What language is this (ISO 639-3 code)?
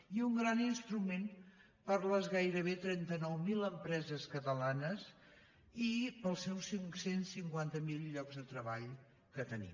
cat